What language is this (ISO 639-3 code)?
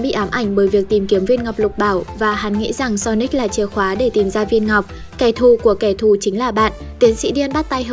vie